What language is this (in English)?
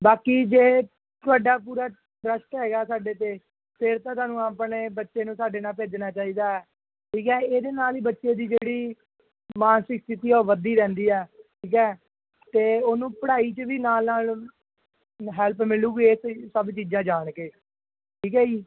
Punjabi